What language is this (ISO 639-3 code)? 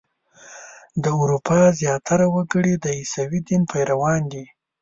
pus